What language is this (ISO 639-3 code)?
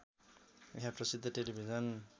nep